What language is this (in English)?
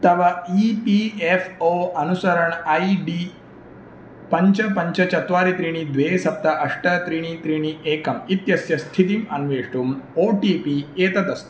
Sanskrit